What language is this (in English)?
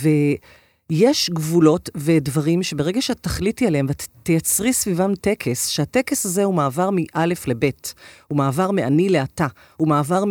Hebrew